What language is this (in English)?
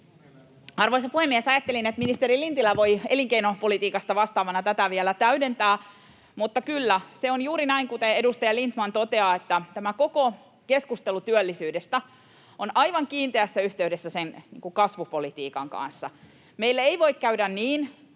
Finnish